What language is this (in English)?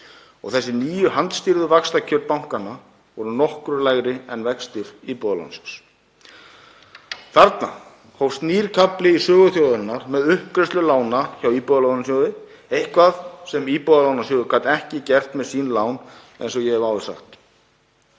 Icelandic